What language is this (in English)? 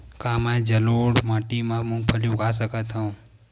Chhattisgarhi